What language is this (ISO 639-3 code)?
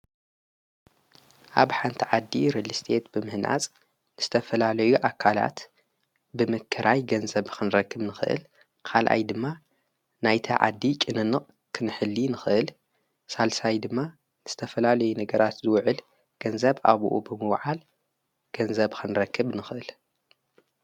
tir